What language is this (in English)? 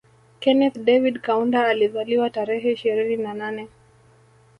Swahili